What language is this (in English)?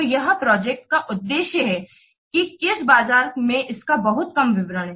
Hindi